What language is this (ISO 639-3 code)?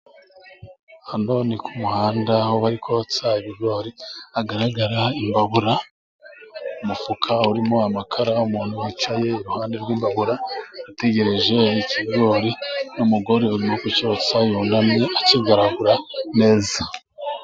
kin